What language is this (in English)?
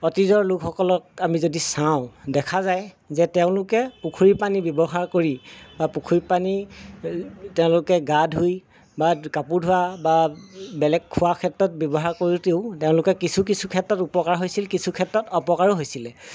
Assamese